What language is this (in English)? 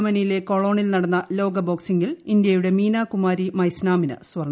Malayalam